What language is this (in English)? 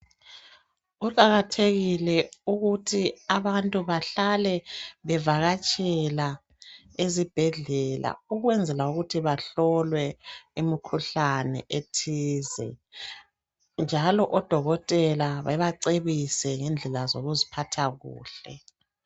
North Ndebele